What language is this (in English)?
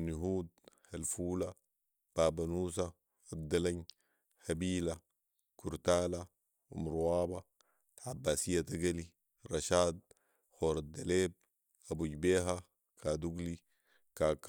Sudanese Arabic